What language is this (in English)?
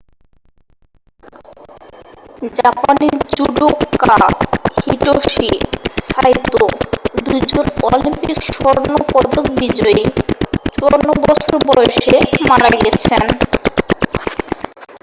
Bangla